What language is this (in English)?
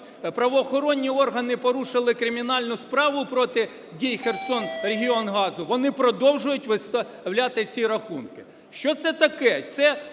Ukrainian